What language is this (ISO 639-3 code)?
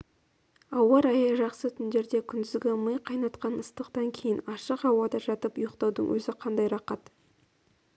kaz